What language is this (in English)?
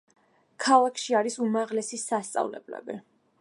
Georgian